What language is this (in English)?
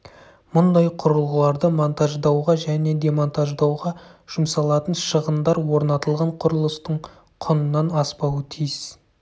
Kazakh